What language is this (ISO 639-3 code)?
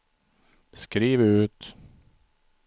swe